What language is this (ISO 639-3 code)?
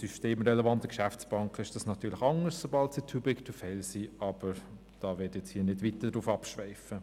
gsw